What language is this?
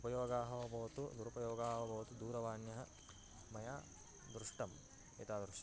Sanskrit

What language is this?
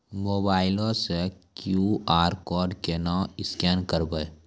Maithili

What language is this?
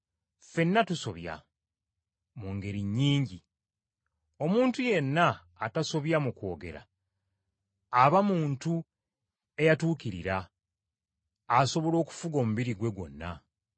Ganda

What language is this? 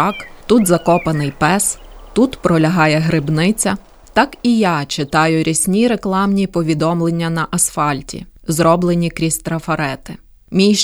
Ukrainian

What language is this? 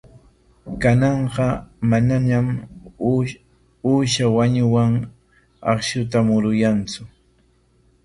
Corongo Ancash Quechua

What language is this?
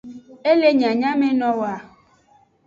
Aja (Benin)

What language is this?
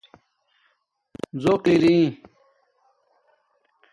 Domaaki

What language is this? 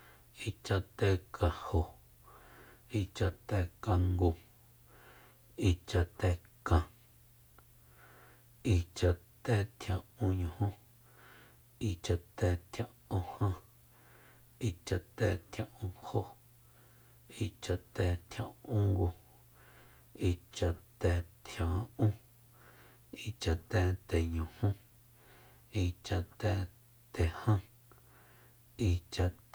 Soyaltepec Mazatec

